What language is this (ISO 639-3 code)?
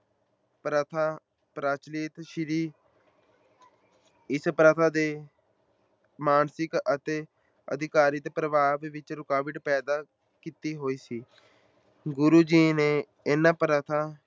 pan